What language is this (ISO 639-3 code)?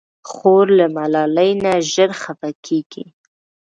pus